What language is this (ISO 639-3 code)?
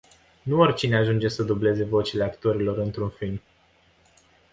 ron